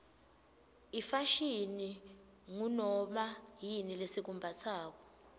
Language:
Swati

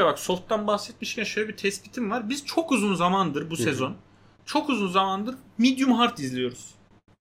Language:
Turkish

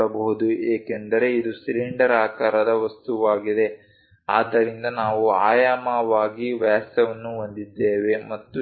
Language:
Kannada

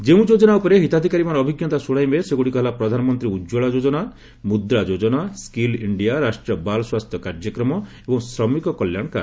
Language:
Odia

